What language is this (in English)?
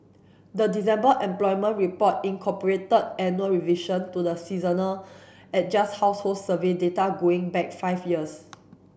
English